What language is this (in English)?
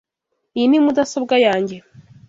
Kinyarwanda